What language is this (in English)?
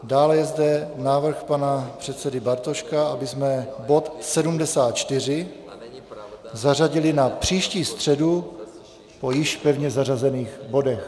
Czech